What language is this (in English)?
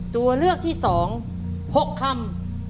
Thai